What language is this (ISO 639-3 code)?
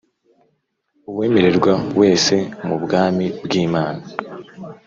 kin